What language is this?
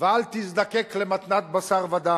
Hebrew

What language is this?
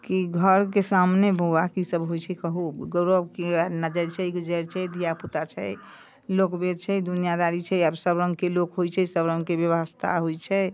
Maithili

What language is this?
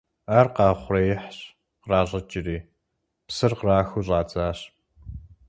Kabardian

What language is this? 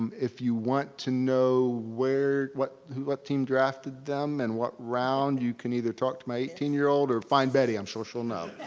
English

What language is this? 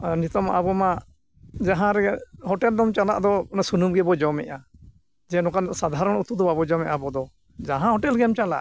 Santali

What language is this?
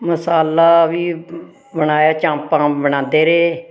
Dogri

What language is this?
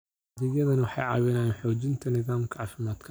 Somali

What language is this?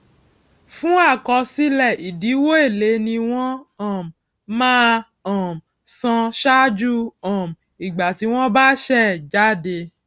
Yoruba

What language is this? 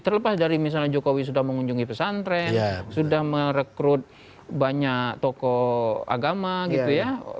Indonesian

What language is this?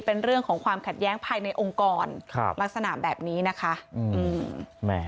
Thai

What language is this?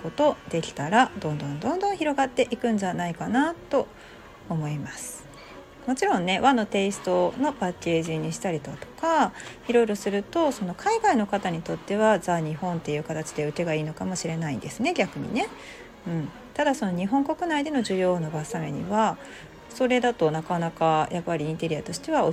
Japanese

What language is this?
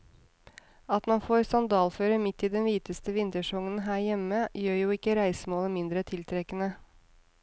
Norwegian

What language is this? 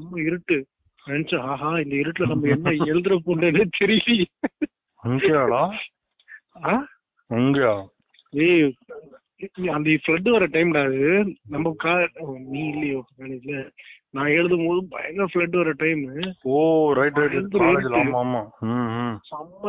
Tamil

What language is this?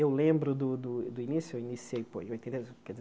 Portuguese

